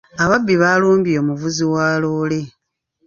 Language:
Ganda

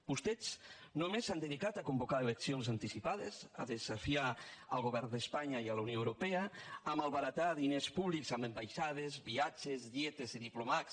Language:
Catalan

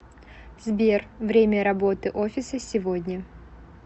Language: Russian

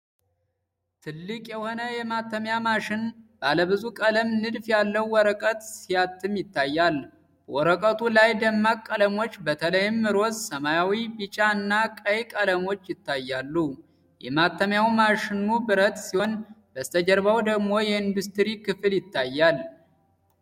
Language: Amharic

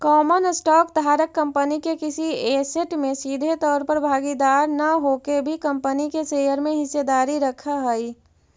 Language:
Magahi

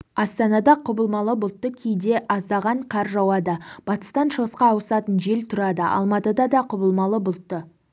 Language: Kazakh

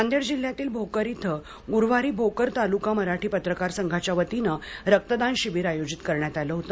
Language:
Marathi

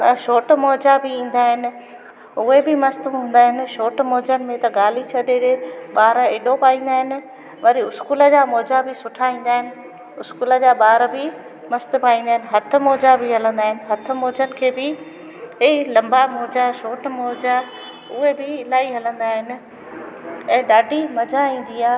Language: Sindhi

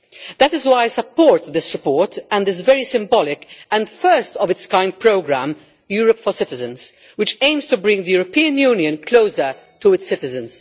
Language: English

